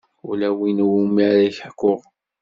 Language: Kabyle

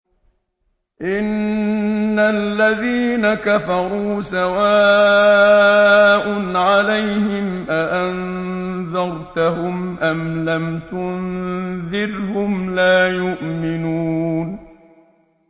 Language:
Arabic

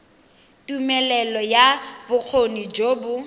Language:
Tswana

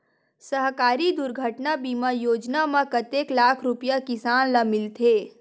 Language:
Chhattisgarhi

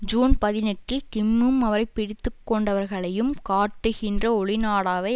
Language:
Tamil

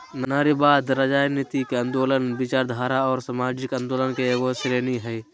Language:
Magahi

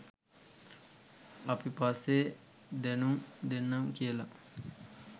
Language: Sinhala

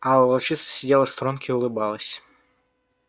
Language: Russian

